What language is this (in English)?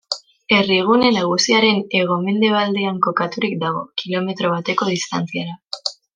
Basque